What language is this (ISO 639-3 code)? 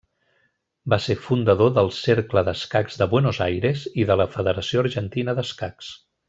cat